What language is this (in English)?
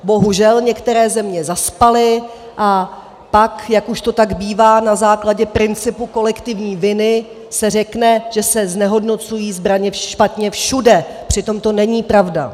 Czech